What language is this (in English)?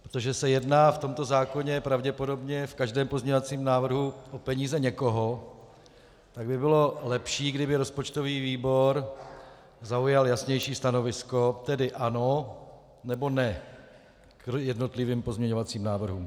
Czech